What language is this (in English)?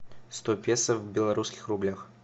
Russian